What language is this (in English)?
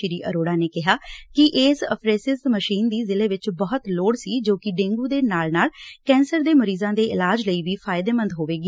Punjabi